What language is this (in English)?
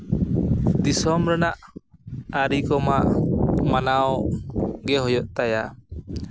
Santali